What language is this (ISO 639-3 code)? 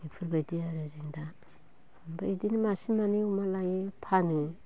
brx